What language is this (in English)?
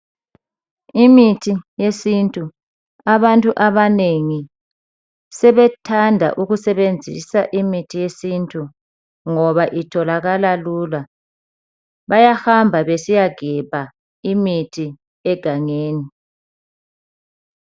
North Ndebele